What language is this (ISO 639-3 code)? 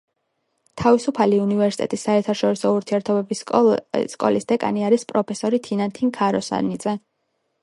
kat